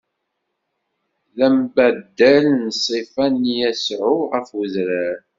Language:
Kabyle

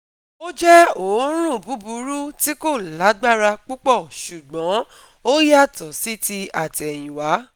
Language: Yoruba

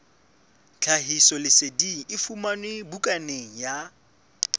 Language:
Southern Sotho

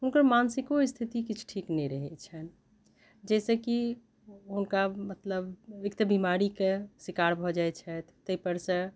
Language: Maithili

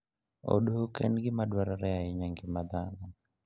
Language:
Luo (Kenya and Tanzania)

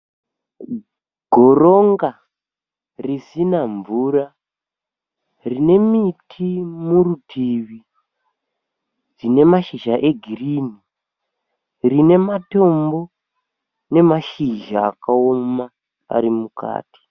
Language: Shona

